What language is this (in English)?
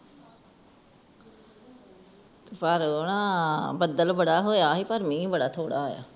Punjabi